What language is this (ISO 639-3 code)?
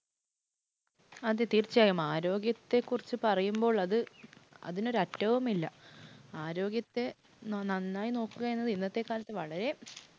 mal